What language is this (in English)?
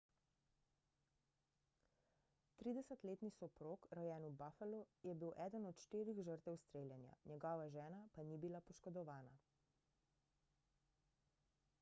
Slovenian